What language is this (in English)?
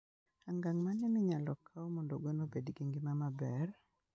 Luo (Kenya and Tanzania)